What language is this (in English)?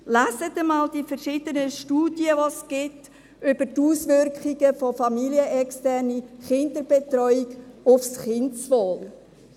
Swiss German